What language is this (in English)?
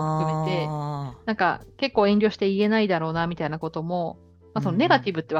Japanese